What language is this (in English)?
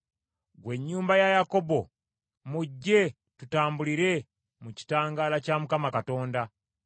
Ganda